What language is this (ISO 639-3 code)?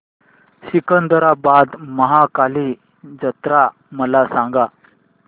mar